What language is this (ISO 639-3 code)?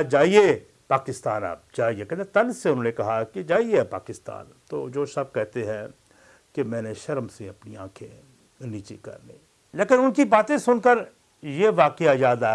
urd